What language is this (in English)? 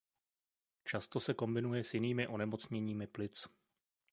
Czech